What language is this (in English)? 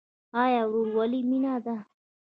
Pashto